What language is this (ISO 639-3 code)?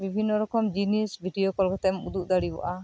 sat